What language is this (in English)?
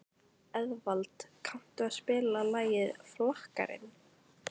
Icelandic